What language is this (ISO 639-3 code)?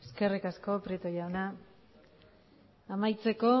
eus